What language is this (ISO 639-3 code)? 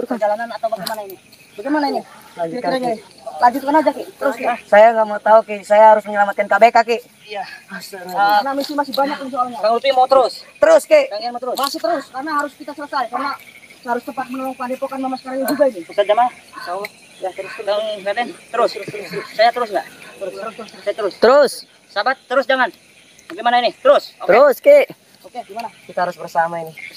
ind